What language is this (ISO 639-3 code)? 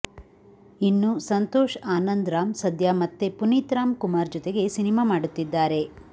kan